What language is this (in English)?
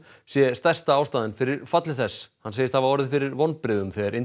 Icelandic